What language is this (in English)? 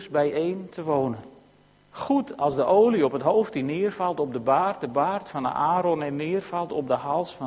Dutch